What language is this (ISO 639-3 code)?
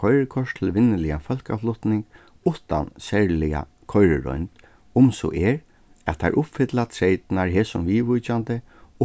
fao